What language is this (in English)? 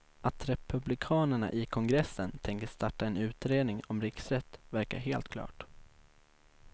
Swedish